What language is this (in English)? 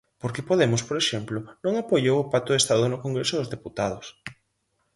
Galician